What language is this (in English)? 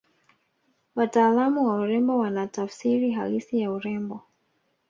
Swahili